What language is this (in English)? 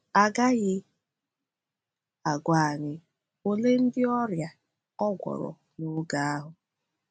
Igbo